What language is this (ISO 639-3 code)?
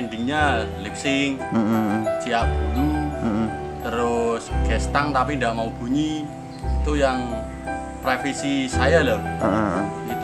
ind